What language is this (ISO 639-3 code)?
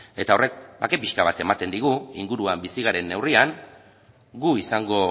eus